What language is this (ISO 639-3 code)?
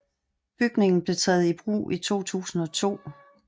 dan